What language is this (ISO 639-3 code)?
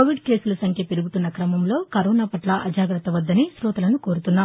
tel